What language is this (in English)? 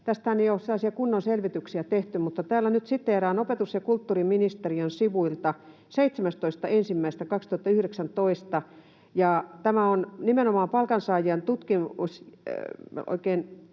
Finnish